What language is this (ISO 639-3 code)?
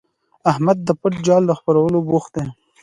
pus